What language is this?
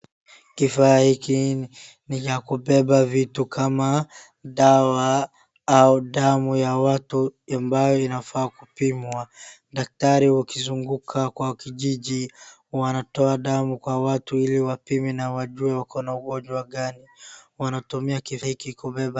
Swahili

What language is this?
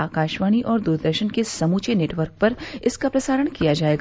Hindi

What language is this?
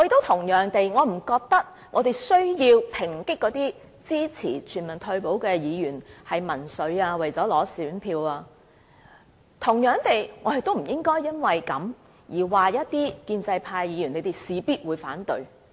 Cantonese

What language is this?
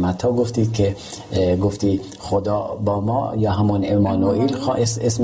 Persian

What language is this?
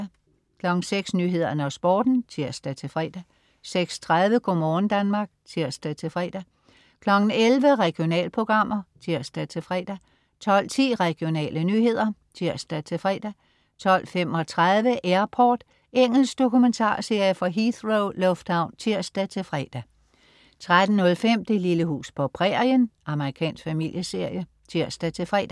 Danish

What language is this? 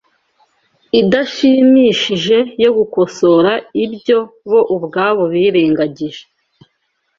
Kinyarwanda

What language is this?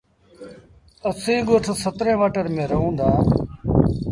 Sindhi Bhil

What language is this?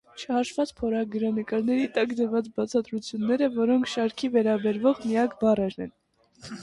Armenian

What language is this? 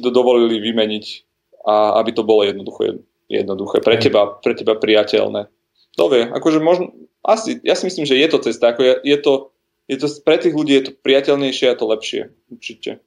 Slovak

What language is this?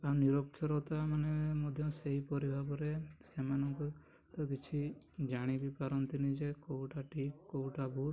Odia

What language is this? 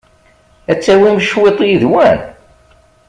Kabyle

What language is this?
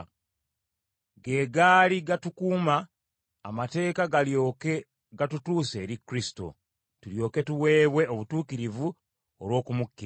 Ganda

